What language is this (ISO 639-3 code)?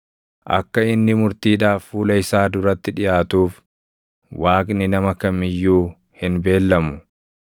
orm